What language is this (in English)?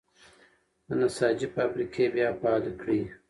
Pashto